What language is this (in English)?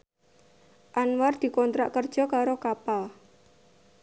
Javanese